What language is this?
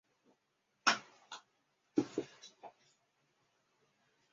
Chinese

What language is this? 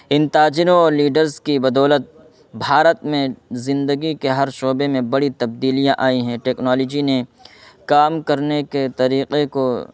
Urdu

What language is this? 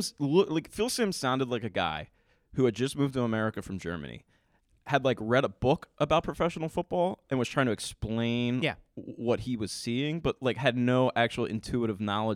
English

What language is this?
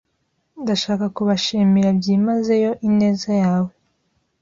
Kinyarwanda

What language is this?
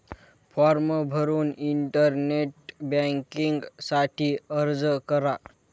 Marathi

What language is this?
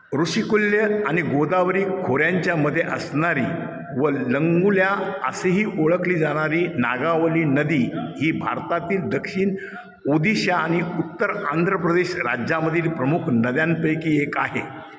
Marathi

